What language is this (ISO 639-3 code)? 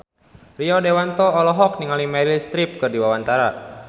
sun